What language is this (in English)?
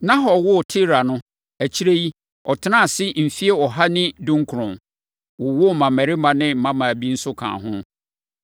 Akan